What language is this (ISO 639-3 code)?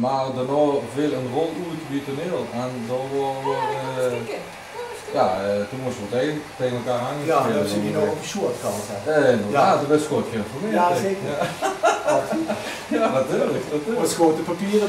nld